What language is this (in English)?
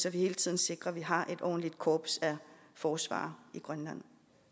Danish